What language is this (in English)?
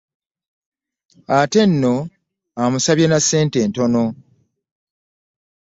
Ganda